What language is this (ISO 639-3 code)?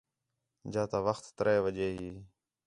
xhe